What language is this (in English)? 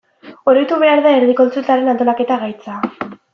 Basque